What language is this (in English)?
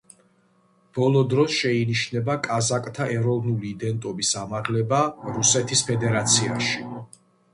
Georgian